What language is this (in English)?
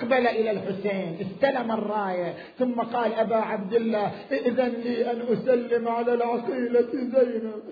Arabic